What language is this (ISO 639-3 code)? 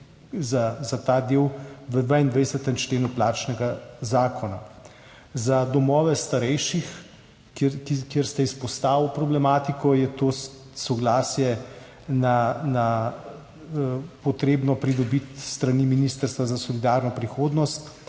slv